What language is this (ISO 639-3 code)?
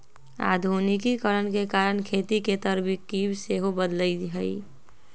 mag